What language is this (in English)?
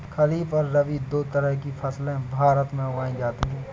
Hindi